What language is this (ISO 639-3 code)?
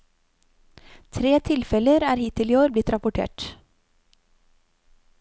nor